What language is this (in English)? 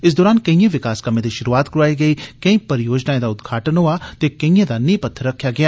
Dogri